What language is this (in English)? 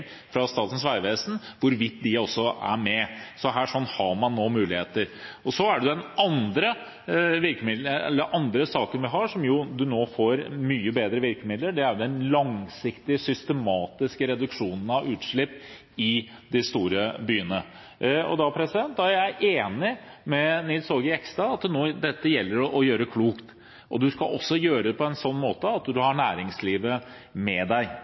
Norwegian Bokmål